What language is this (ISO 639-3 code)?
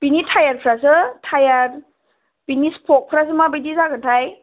brx